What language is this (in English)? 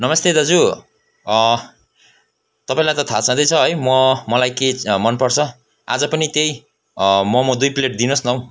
Nepali